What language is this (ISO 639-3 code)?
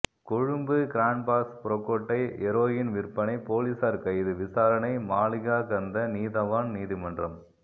tam